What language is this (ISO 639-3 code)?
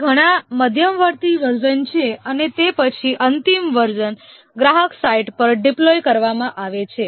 guj